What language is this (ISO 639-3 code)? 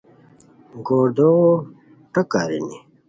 khw